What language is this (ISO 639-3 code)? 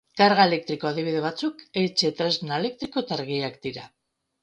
eus